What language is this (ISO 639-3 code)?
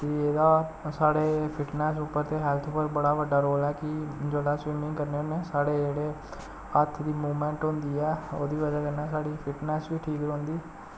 doi